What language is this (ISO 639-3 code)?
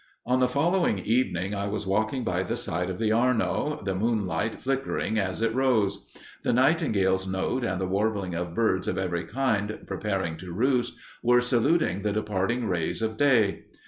eng